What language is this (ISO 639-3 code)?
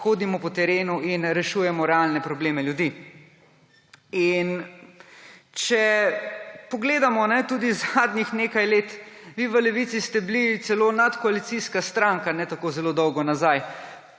slv